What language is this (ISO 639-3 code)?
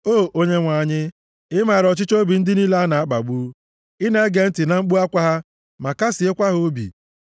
ibo